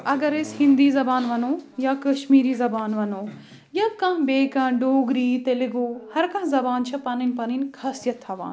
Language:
Kashmiri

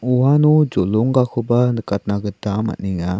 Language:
Garo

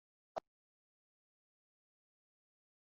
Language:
Igbo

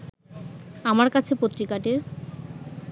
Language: Bangla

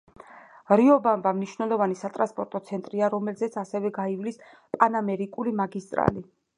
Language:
Georgian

